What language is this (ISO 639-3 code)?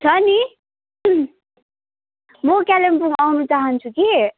nep